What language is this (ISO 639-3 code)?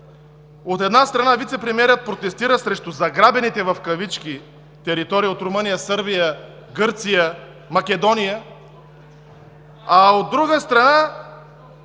bul